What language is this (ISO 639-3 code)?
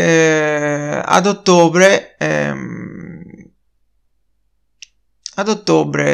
ita